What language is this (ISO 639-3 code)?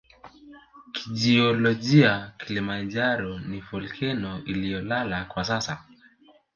swa